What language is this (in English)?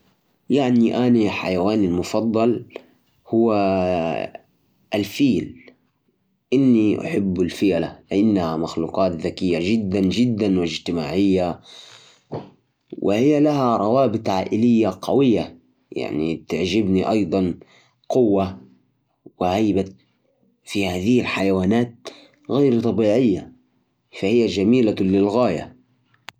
Najdi Arabic